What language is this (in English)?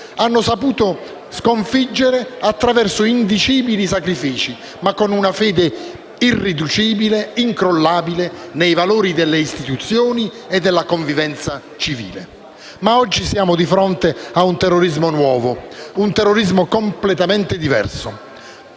Italian